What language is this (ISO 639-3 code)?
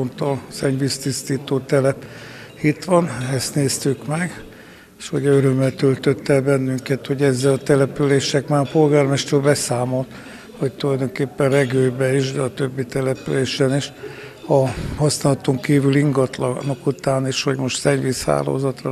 hun